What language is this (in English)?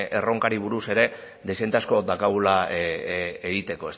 Basque